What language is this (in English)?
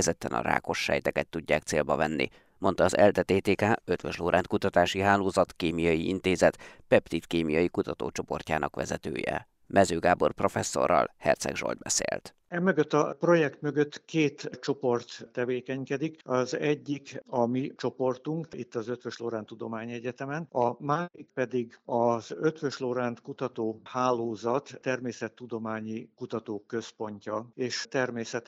Hungarian